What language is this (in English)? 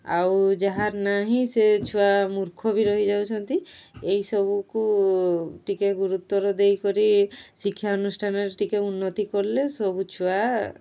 Odia